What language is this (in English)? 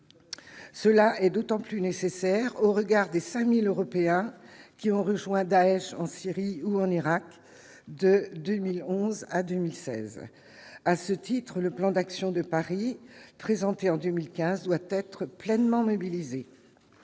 French